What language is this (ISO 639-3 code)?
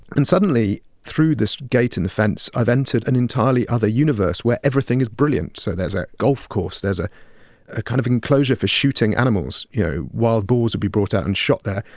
eng